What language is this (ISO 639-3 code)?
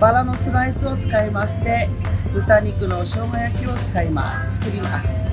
jpn